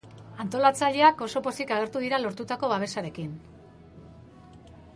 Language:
Basque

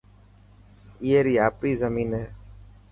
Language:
Dhatki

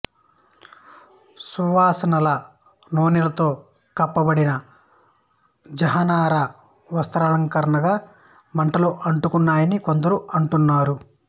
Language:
Telugu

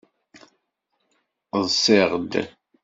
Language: Kabyle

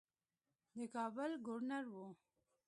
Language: Pashto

